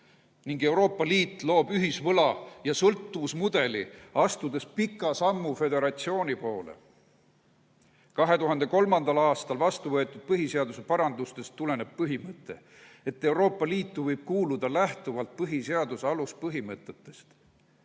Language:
Estonian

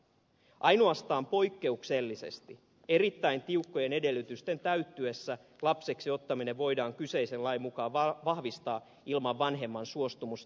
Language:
Finnish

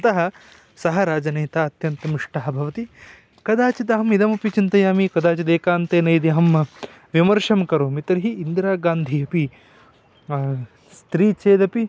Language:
Sanskrit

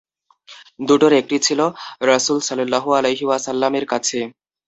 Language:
Bangla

